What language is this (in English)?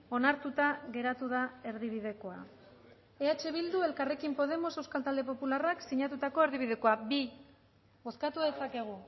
Basque